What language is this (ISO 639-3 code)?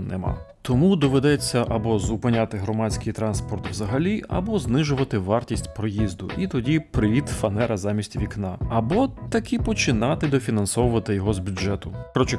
ukr